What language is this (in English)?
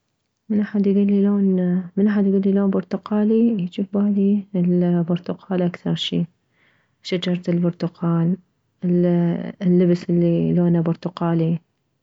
Mesopotamian Arabic